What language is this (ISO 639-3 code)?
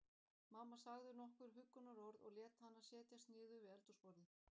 isl